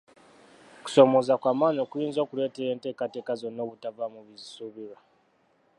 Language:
Ganda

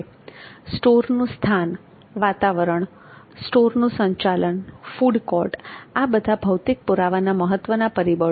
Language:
Gujarati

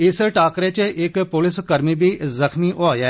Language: Dogri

